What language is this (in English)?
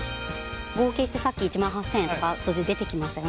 Japanese